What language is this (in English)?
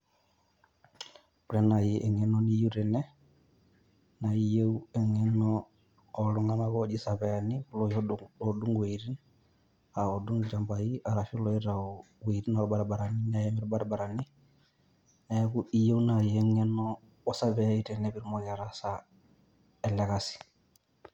Masai